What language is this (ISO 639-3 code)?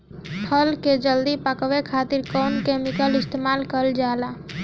bho